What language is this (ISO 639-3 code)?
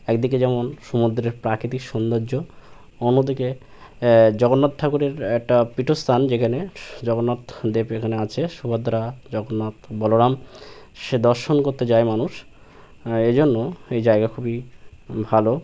ben